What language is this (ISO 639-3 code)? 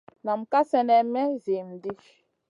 mcn